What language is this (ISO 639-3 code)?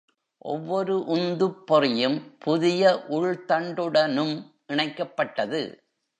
tam